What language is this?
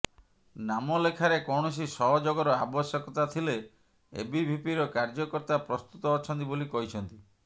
Odia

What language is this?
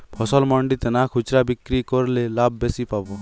Bangla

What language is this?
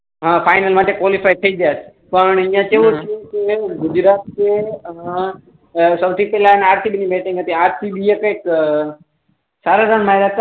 Gujarati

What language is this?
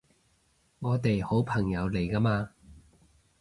Cantonese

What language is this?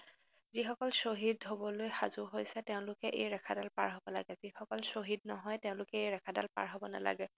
Assamese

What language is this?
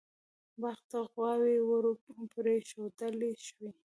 Pashto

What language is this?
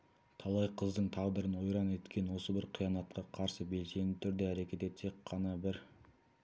Kazakh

